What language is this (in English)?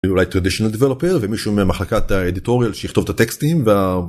Hebrew